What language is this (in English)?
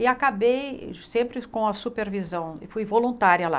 Portuguese